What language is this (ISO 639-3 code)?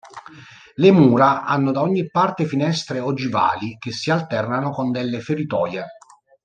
ita